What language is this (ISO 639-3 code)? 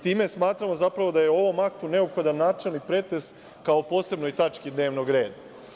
srp